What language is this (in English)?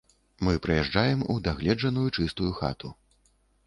Belarusian